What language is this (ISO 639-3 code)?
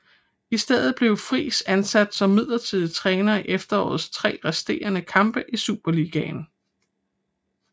dan